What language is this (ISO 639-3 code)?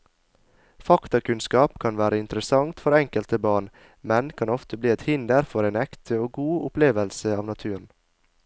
nor